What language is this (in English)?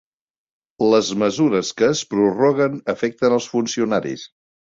Catalan